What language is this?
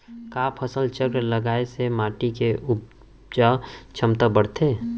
Chhattisgarhi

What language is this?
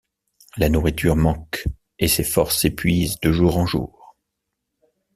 French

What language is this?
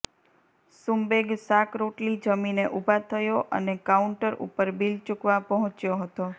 Gujarati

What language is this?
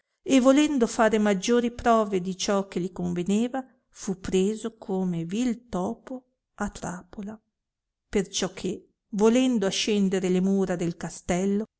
Italian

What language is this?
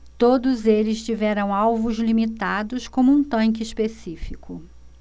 Portuguese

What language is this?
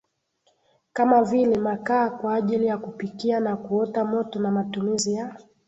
Swahili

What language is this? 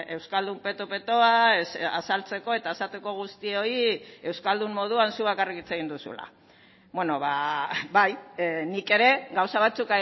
Basque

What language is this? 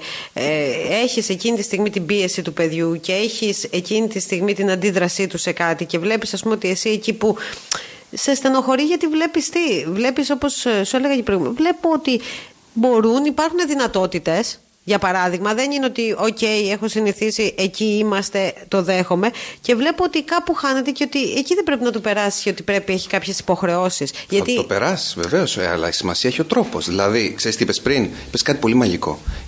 Greek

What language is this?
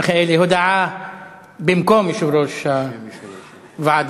Hebrew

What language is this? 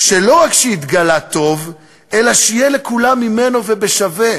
Hebrew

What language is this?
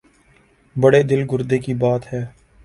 Urdu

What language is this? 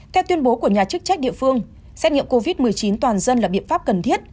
Vietnamese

